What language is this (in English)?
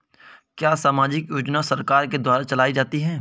Hindi